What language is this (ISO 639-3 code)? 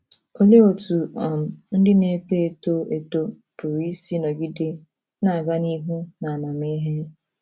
ibo